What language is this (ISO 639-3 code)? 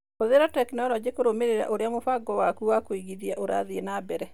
kik